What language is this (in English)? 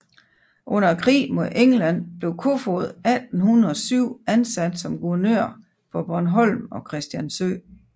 Danish